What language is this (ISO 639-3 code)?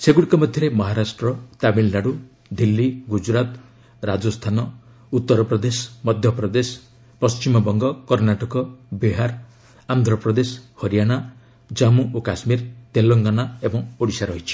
ori